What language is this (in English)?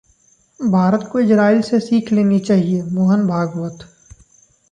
Hindi